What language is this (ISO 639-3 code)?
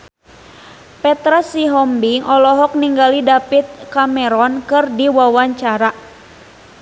sun